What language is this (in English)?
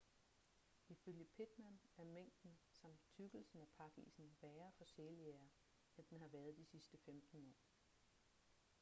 Danish